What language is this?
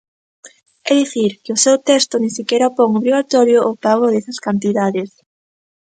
Galician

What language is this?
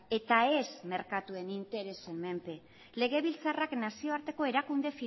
Basque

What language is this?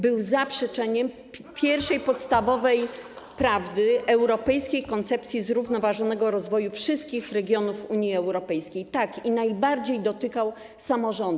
Polish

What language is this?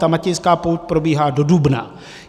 Czech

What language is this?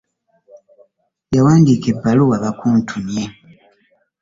Ganda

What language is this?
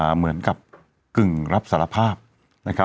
Thai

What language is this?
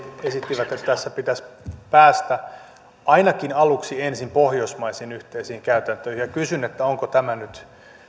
Finnish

